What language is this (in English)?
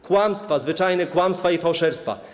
Polish